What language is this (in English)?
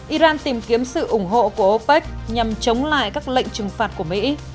Vietnamese